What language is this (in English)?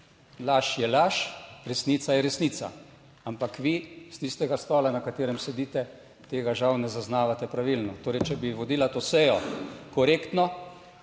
Slovenian